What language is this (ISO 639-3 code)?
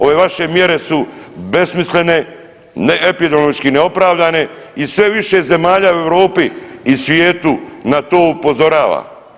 hrv